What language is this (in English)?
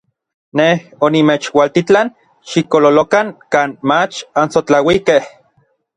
Orizaba Nahuatl